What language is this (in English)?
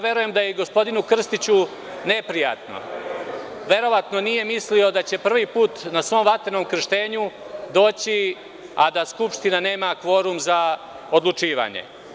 Serbian